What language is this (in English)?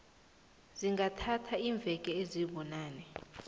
South Ndebele